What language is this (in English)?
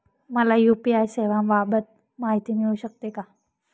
Marathi